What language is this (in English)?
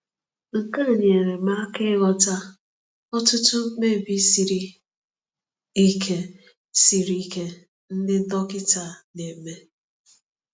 Igbo